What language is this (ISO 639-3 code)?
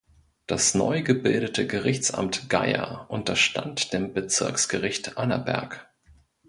deu